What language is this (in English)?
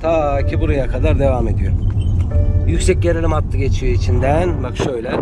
Turkish